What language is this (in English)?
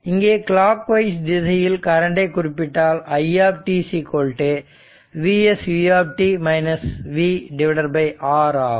Tamil